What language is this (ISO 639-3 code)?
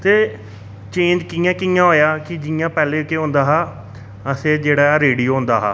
doi